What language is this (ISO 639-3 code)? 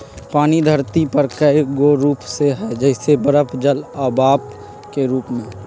mag